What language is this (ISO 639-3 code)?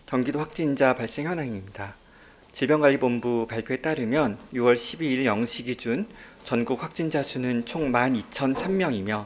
kor